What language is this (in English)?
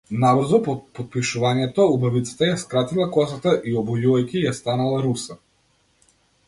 Macedonian